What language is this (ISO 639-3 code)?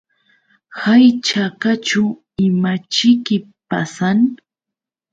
qux